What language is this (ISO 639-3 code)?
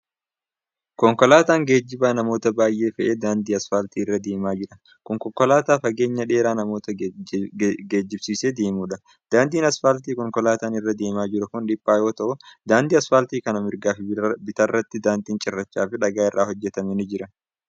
orm